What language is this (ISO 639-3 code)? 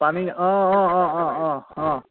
asm